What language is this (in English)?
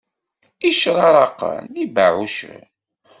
Kabyle